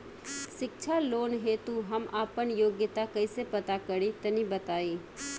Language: Bhojpuri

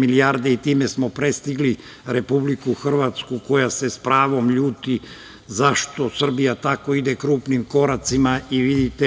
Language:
Serbian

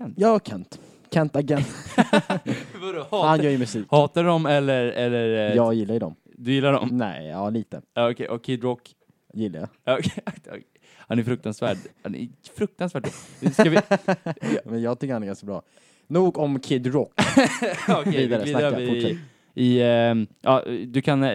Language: Swedish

